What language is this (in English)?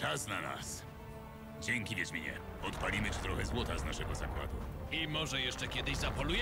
Polish